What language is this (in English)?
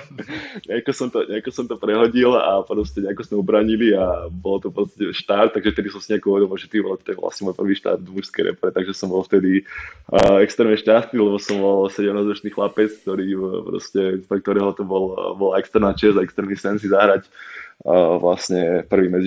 Slovak